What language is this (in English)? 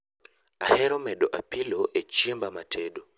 Luo (Kenya and Tanzania)